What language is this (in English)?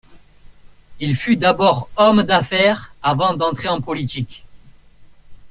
French